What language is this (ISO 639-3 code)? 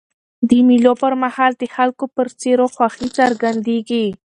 pus